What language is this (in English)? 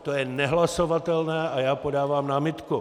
Czech